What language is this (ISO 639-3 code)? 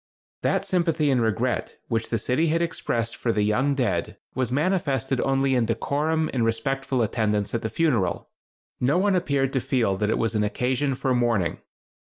eng